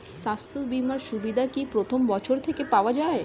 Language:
Bangla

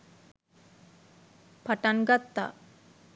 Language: Sinhala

